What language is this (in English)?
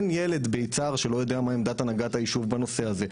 Hebrew